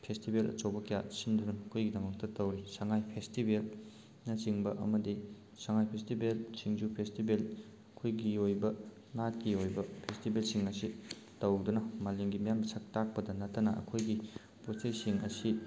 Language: Manipuri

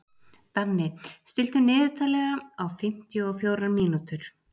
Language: Icelandic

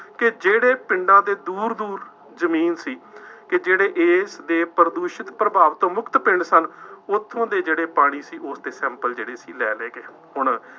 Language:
Punjabi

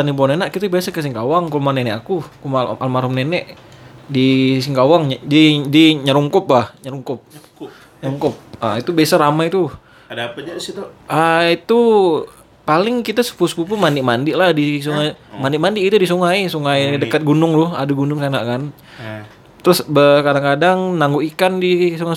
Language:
Indonesian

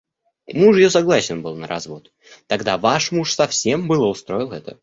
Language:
Russian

